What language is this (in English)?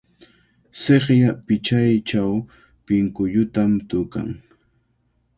Cajatambo North Lima Quechua